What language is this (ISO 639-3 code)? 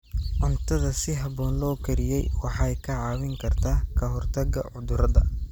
som